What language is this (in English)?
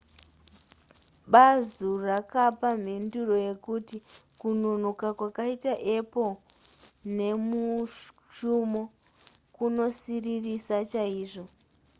Shona